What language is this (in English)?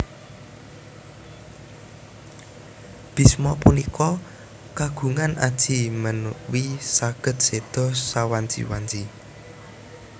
Javanese